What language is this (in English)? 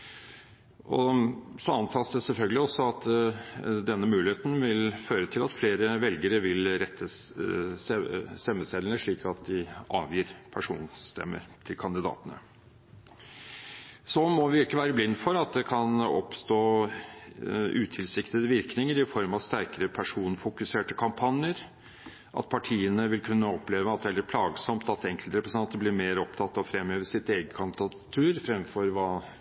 Norwegian Bokmål